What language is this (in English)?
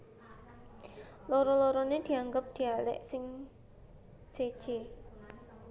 Javanese